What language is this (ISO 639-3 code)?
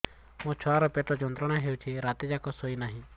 ori